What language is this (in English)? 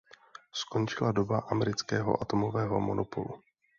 Czech